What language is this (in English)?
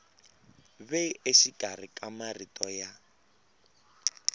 Tsonga